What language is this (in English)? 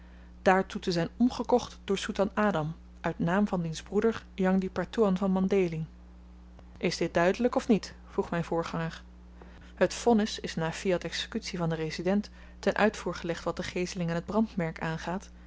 Dutch